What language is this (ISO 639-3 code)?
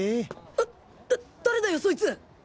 jpn